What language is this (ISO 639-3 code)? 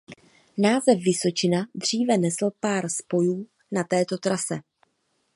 ces